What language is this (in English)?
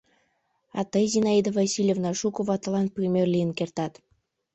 Mari